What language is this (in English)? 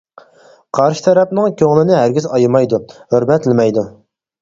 Uyghur